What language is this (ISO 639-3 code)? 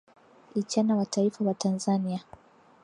swa